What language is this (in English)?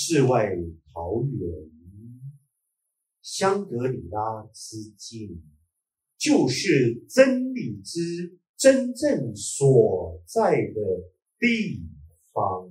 Chinese